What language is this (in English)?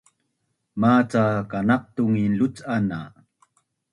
Bunun